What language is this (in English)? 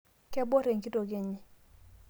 Masai